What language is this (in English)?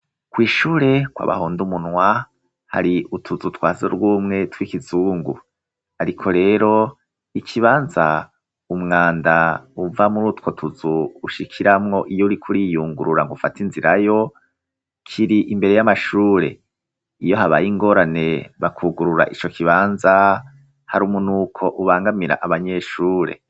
Rundi